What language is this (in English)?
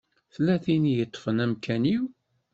Kabyle